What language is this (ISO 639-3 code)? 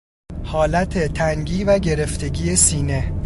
fas